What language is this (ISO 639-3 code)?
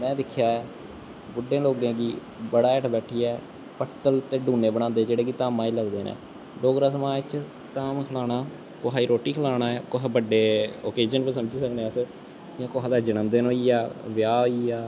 doi